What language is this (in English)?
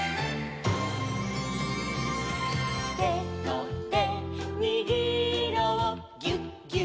Japanese